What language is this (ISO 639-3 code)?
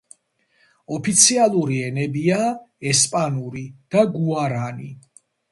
kat